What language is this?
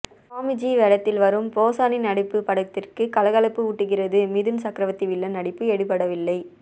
Tamil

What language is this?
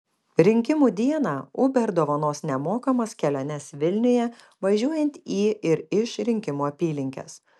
Lithuanian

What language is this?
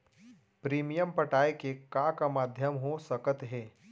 Chhattisgarhi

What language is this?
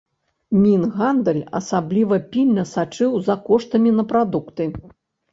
Belarusian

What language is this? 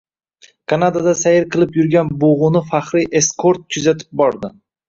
Uzbek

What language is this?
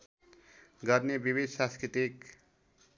Nepali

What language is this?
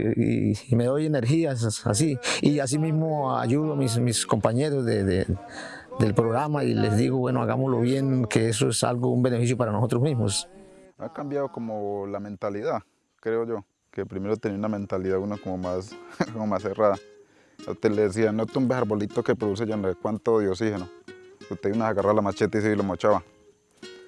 Spanish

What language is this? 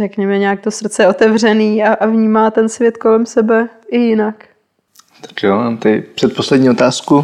Czech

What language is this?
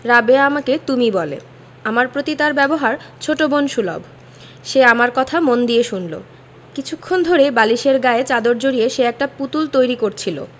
Bangla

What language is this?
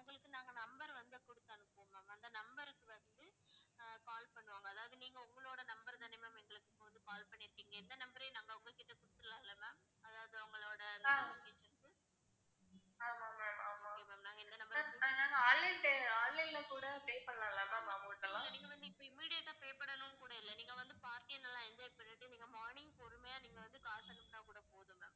Tamil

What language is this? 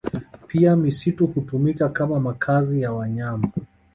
Swahili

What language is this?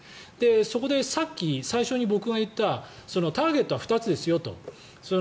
Japanese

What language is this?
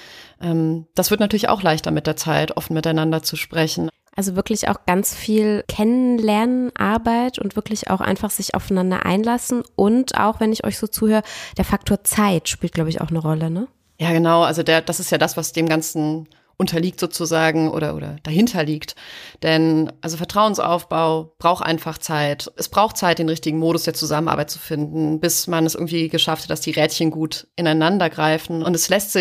German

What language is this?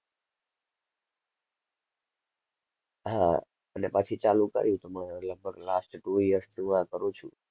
Gujarati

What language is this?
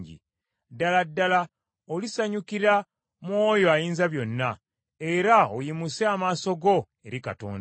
Ganda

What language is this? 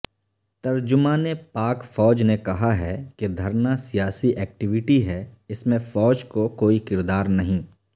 Urdu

